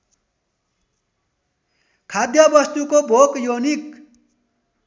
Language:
Nepali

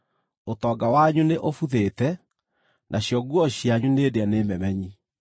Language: Kikuyu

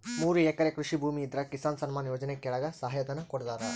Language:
Kannada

